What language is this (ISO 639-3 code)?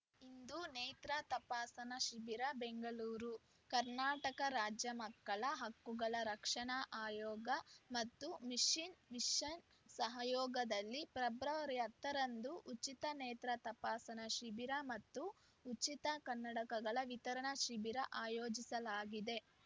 kan